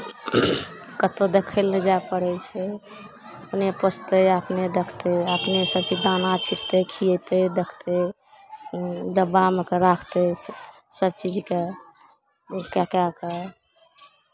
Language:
Maithili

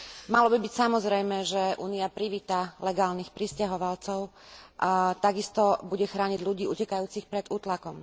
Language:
Slovak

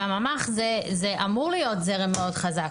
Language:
Hebrew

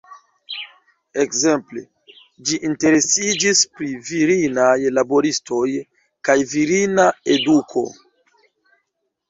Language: Esperanto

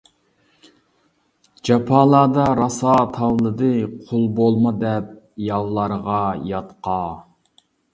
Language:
Uyghur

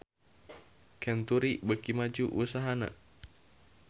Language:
Sundanese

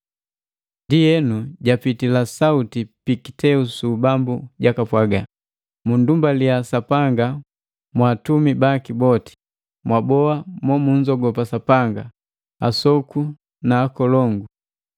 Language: Matengo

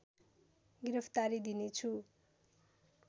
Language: Nepali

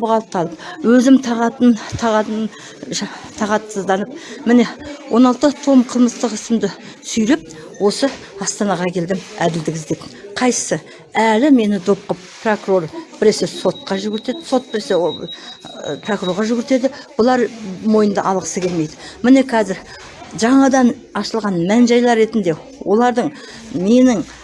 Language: Kazakh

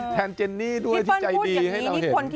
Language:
Thai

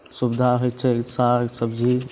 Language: Maithili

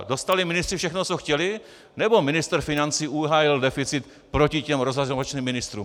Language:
Czech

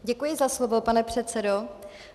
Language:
Czech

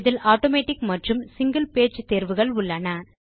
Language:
Tamil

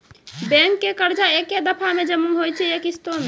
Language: Maithili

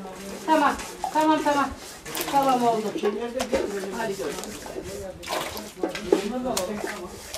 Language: Turkish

